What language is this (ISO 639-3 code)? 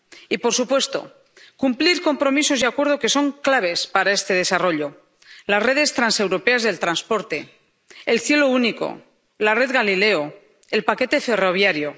spa